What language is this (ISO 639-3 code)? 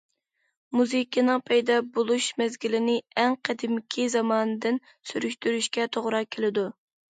uig